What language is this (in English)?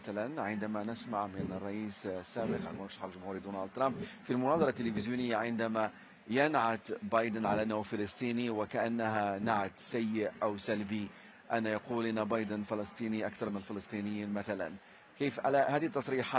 Arabic